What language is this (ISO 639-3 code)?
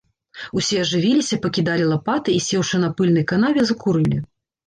bel